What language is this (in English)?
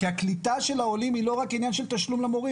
Hebrew